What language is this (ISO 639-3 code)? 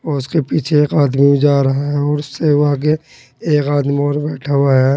hin